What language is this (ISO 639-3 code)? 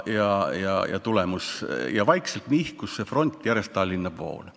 est